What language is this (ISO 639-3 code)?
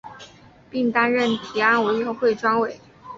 zho